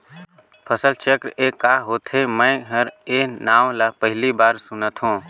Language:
Chhattisgarhi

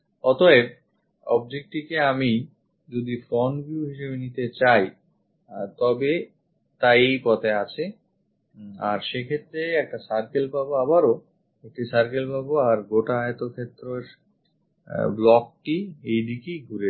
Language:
Bangla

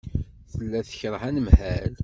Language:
Kabyle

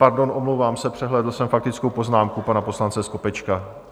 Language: Czech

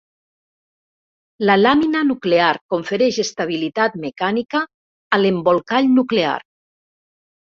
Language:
Catalan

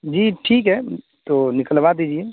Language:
Urdu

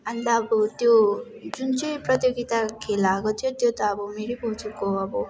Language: Nepali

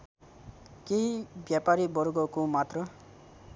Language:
Nepali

